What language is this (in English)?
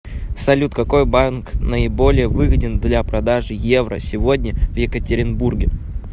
Russian